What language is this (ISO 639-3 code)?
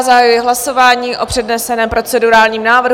ces